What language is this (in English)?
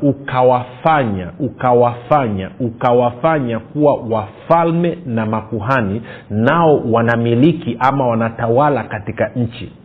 Swahili